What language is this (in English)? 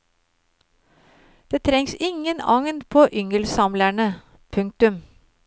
Norwegian